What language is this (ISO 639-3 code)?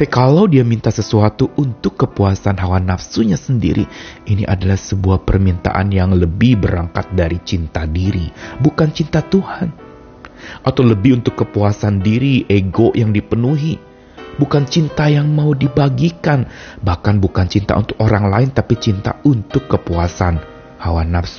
ind